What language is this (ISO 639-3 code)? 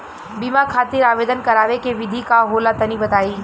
bho